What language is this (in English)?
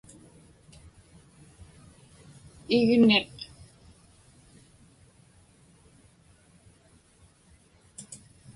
Inupiaq